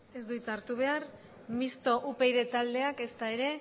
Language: Basque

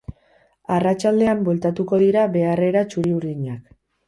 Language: Basque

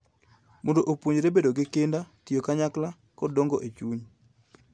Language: Luo (Kenya and Tanzania)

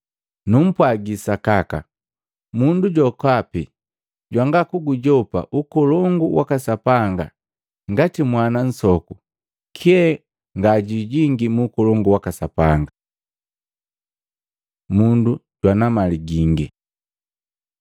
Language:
Matengo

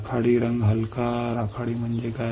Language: Marathi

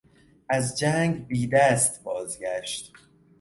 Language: Persian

